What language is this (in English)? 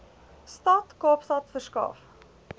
Afrikaans